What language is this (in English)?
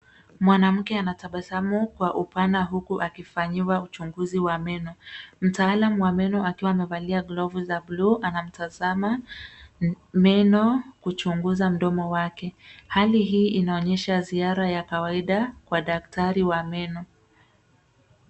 Swahili